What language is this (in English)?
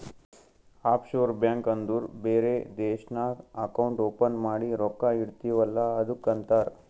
Kannada